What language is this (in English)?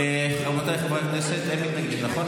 Hebrew